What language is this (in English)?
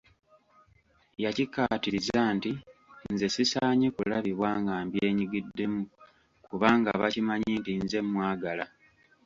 Ganda